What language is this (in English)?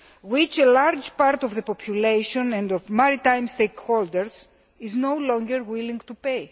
English